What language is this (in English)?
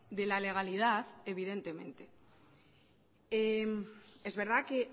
Spanish